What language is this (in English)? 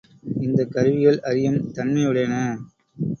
Tamil